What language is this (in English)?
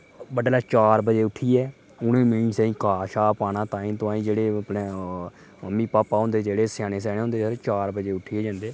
Dogri